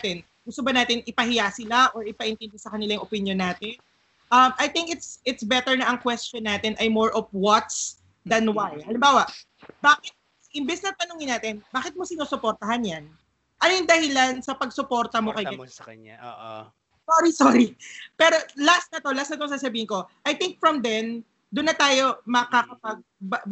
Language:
Filipino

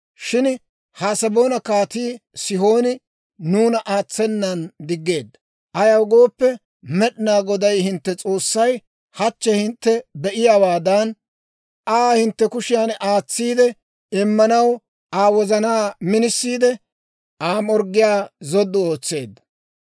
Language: Dawro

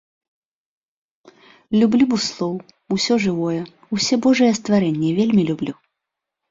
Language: Belarusian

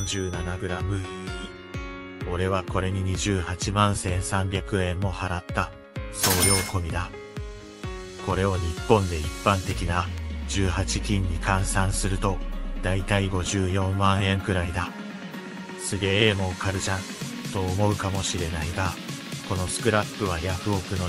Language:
Japanese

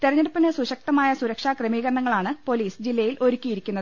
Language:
Malayalam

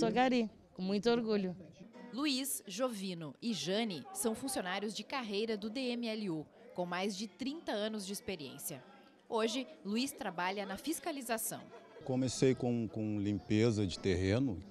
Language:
Portuguese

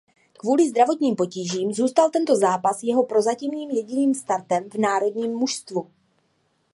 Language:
Czech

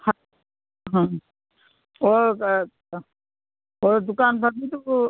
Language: Manipuri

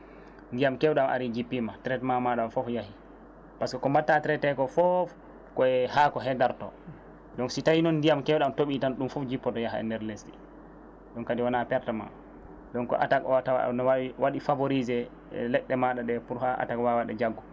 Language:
Fula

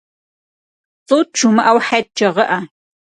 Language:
Kabardian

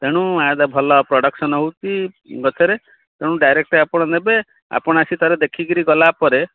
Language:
Odia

